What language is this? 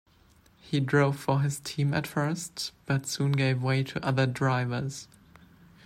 English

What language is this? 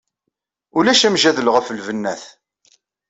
Kabyle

